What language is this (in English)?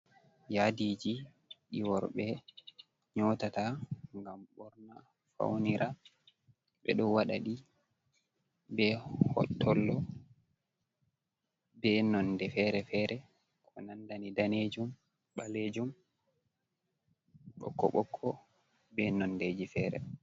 Fula